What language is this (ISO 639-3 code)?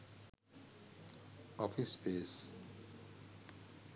sin